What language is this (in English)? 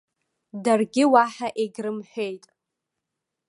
Abkhazian